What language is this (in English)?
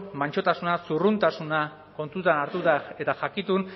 Basque